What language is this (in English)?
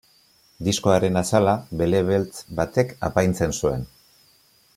Basque